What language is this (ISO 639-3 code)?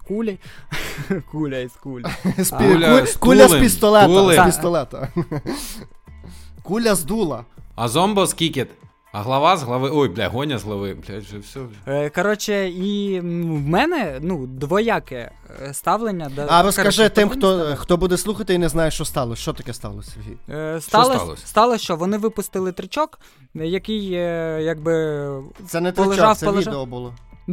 ukr